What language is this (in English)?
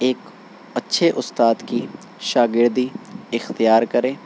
Urdu